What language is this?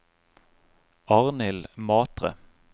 Norwegian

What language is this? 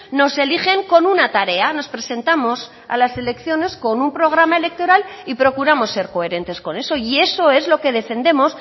Spanish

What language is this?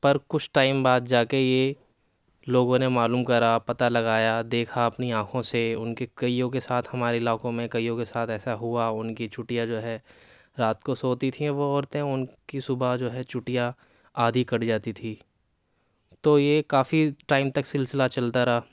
Urdu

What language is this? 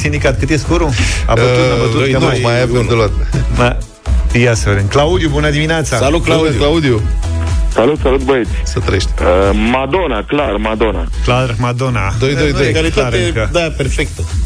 Romanian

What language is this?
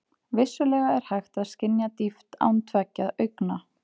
Icelandic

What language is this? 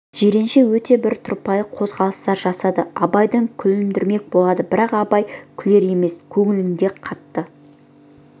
Kazakh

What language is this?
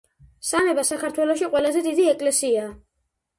Georgian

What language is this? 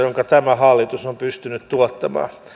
Finnish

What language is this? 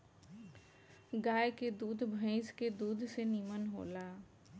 Bhojpuri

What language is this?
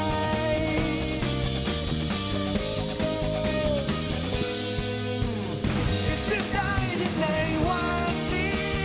Thai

